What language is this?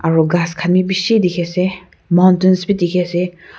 Naga Pidgin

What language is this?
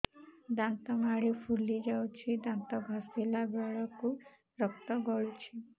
Odia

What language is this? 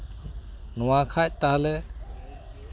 Santali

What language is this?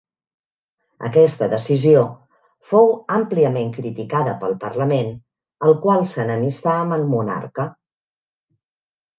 Catalan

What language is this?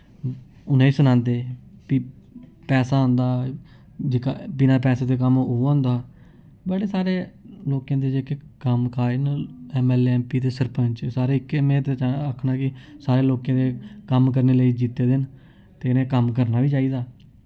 Dogri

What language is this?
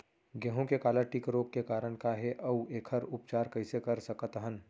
Chhattisgarhi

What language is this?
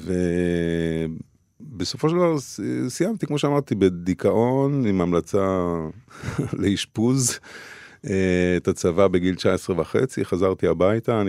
Hebrew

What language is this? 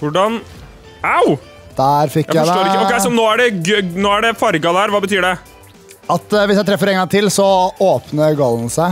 Norwegian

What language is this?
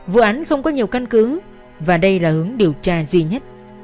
Vietnamese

